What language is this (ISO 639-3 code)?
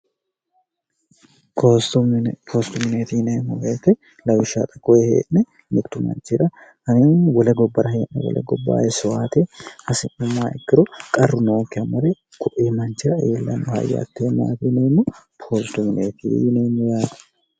sid